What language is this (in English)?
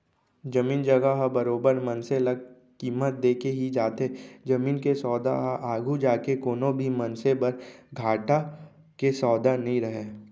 Chhattisgarhi